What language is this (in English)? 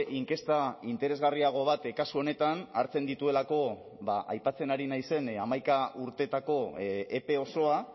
Basque